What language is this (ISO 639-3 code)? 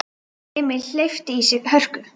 isl